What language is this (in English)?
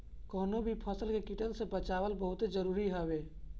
Bhojpuri